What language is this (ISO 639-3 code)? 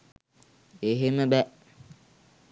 sin